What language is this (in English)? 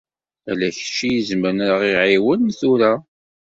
Kabyle